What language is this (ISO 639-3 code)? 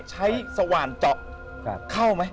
tha